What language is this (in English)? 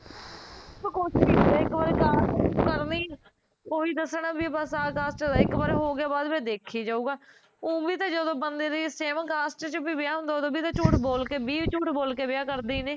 Punjabi